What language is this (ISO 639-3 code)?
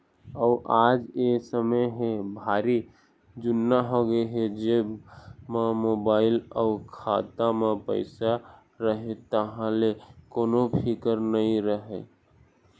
hne